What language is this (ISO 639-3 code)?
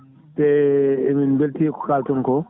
ful